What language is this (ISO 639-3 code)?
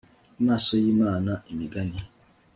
kin